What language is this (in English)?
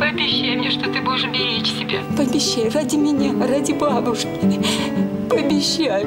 Russian